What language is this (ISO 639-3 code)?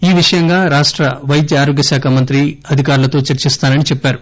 tel